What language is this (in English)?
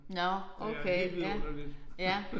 Danish